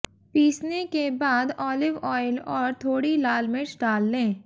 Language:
Hindi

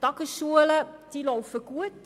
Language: Swiss German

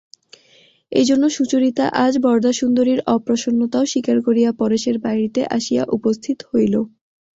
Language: Bangla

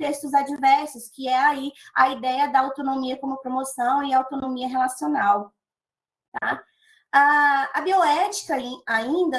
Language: Portuguese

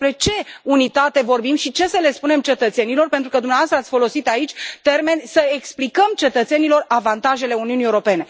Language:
Romanian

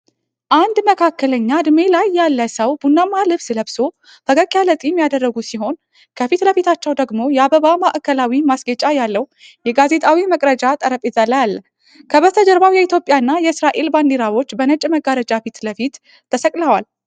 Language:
Amharic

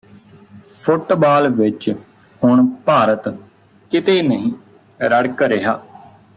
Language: Punjabi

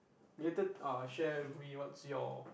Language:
English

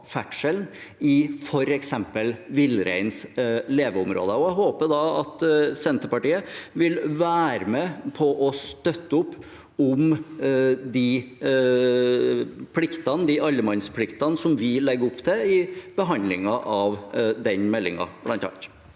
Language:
Norwegian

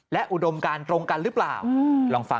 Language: Thai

